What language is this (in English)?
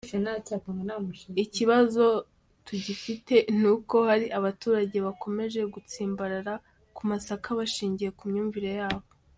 Kinyarwanda